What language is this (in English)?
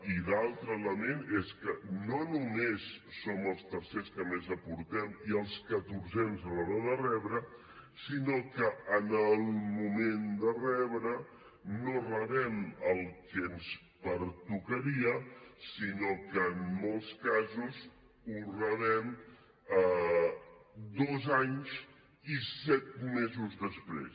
Catalan